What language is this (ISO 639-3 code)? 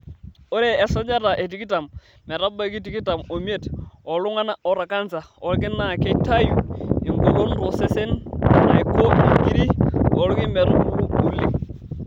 mas